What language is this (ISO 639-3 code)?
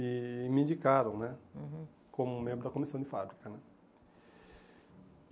por